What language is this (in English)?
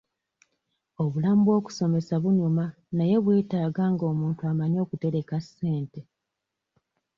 Ganda